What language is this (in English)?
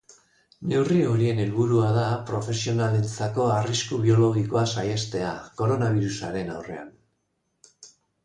Basque